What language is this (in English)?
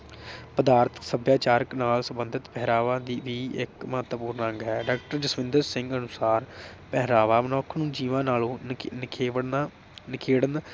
Punjabi